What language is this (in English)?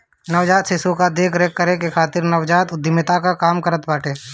Bhojpuri